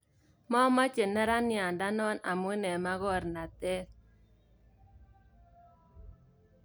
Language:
Kalenjin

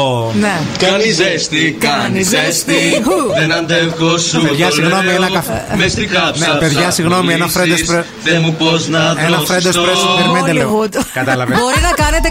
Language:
Greek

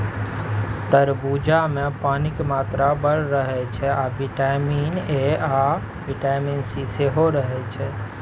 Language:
Maithili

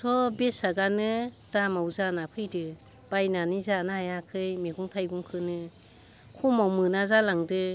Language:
Bodo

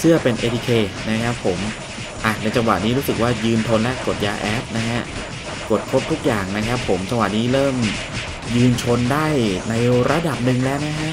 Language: Thai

